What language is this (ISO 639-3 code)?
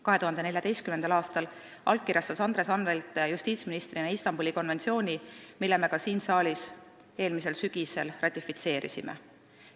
est